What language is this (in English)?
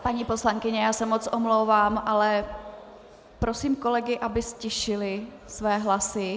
Czech